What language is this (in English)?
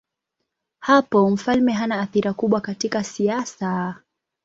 Swahili